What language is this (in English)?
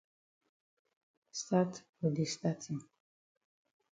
Cameroon Pidgin